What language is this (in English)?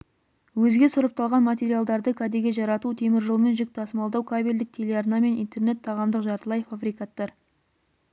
Kazakh